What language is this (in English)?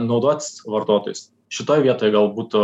Lithuanian